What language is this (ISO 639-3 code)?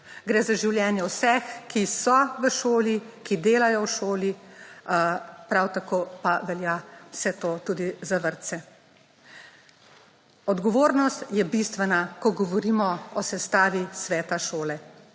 slv